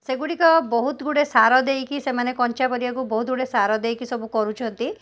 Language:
Odia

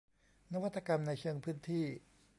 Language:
Thai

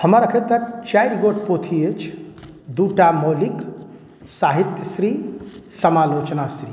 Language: Maithili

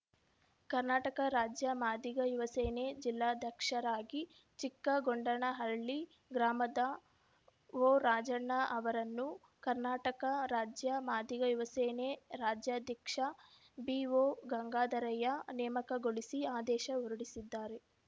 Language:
Kannada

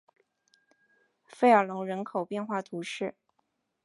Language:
Chinese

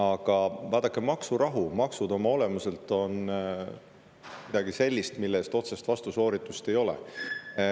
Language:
Estonian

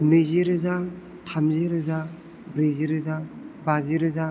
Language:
Bodo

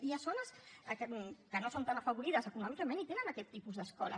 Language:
Catalan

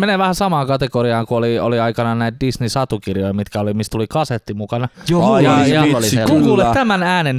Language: Finnish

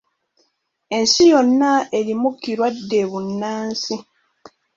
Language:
Ganda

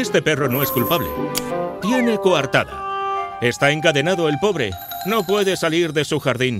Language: Spanish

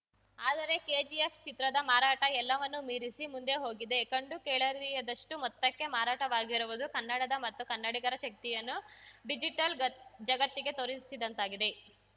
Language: Kannada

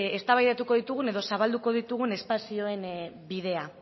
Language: Basque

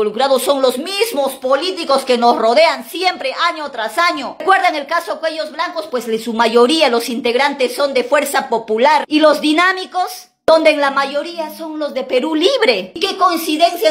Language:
Spanish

